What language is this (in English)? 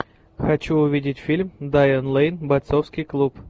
Russian